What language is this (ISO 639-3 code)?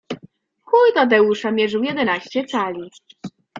pol